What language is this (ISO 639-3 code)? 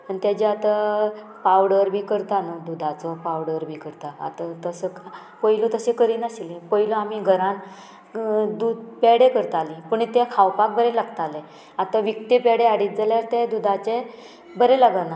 kok